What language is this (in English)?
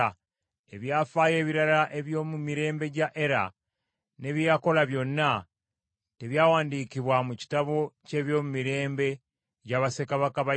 Ganda